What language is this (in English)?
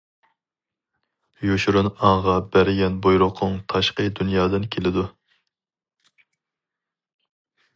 Uyghur